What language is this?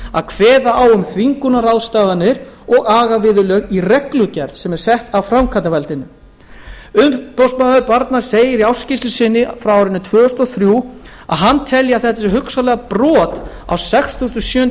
Icelandic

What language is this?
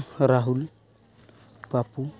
Santali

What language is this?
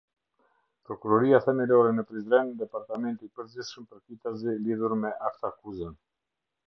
Albanian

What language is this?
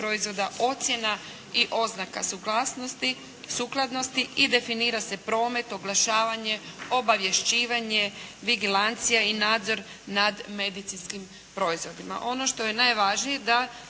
Croatian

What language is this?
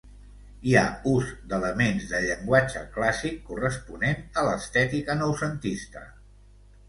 Catalan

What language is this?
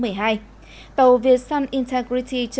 Vietnamese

